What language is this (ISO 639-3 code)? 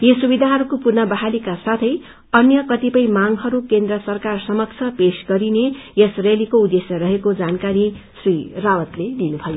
nep